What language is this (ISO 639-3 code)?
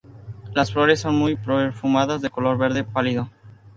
spa